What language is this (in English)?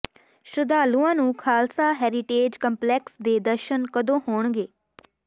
Punjabi